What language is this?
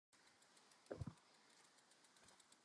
English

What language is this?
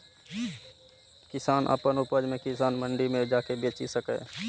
Maithili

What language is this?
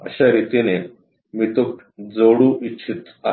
Marathi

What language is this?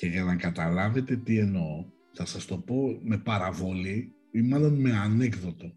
Greek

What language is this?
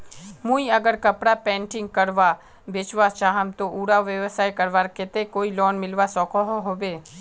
Magahi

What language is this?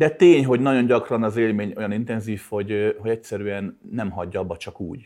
Hungarian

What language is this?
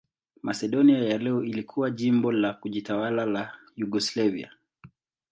Swahili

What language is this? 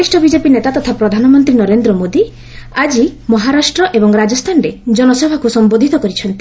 Odia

